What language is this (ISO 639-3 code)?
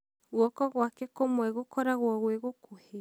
kik